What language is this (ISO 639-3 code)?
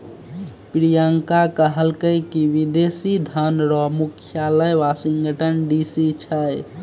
mai